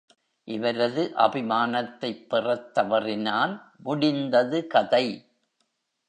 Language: Tamil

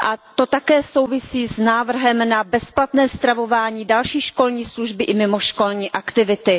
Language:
Czech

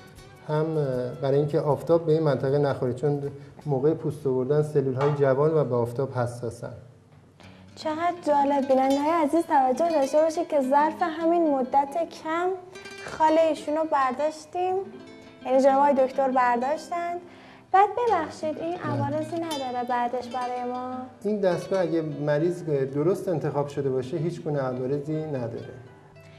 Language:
Persian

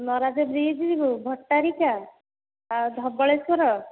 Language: Odia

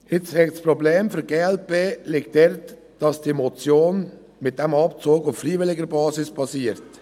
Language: Swiss German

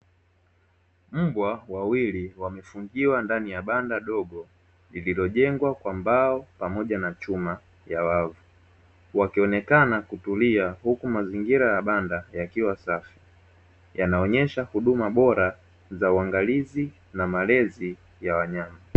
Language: Swahili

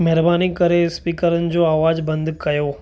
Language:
Sindhi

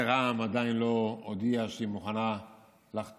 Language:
Hebrew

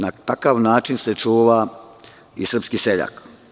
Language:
Serbian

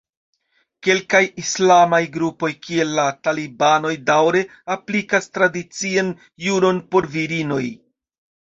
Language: Esperanto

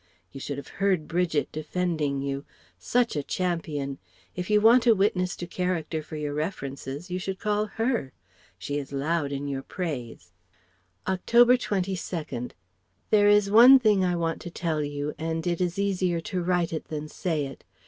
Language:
English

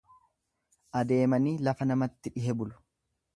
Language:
Oromo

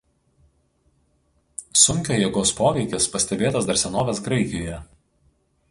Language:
Lithuanian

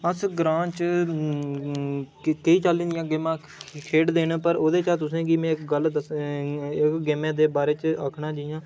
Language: Dogri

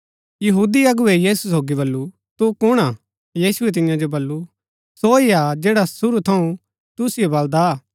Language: Gaddi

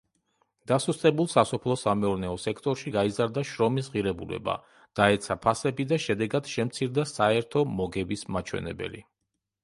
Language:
Georgian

